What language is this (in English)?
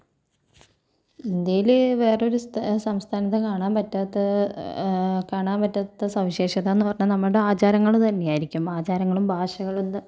Malayalam